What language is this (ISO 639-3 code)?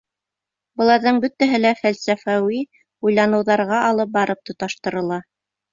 bak